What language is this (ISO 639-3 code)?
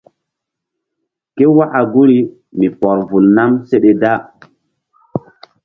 mdd